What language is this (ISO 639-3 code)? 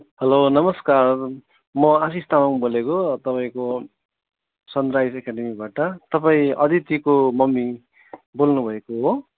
nep